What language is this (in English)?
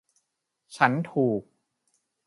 Thai